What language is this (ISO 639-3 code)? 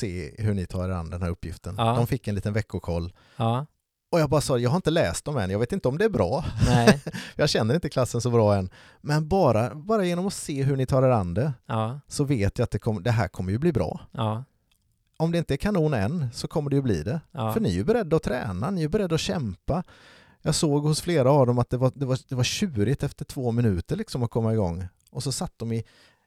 swe